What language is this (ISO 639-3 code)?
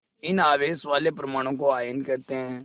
hin